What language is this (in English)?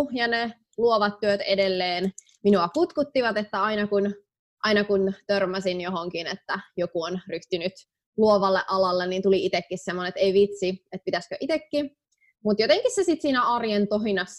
Finnish